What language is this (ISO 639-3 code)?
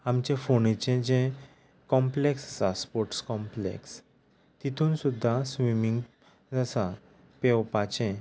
kok